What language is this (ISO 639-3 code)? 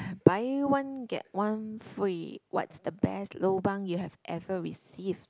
eng